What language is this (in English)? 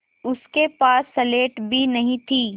Hindi